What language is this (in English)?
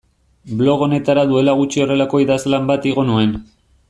Basque